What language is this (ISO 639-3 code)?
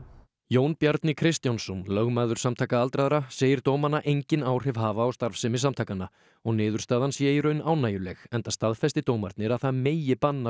isl